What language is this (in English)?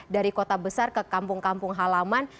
Indonesian